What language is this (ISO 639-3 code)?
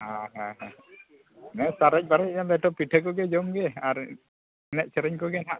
sat